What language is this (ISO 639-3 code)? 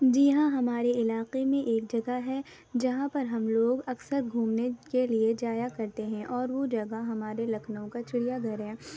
urd